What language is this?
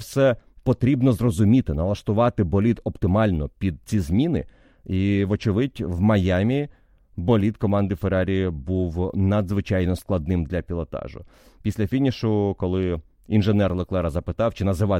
Ukrainian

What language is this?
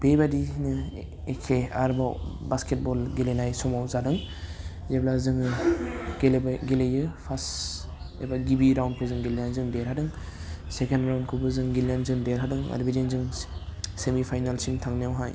Bodo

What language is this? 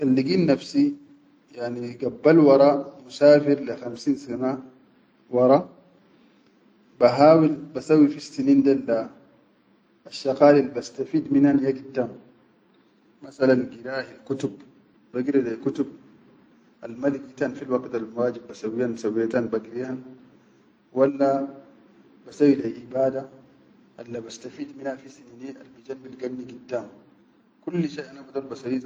Chadian Arabic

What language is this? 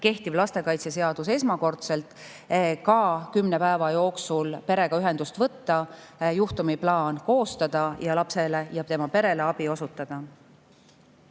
Estonian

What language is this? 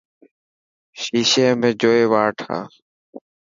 Dhatki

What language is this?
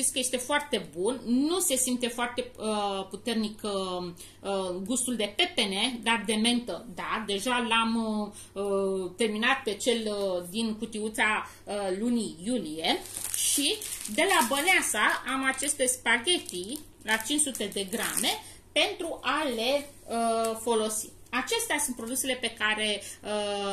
Romanian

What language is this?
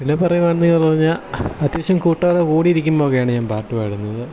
Malayalam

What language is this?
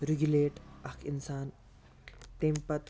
Kashmiri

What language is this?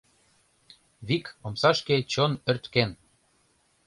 Mari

